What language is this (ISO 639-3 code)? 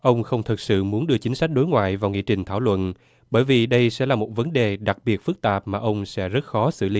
vie